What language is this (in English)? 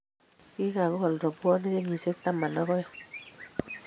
Kalenjin